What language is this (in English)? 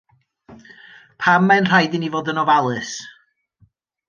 Welsh